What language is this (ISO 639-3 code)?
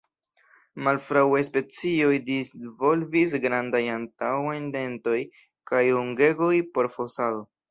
epo